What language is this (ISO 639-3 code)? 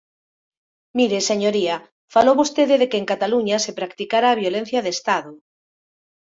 glg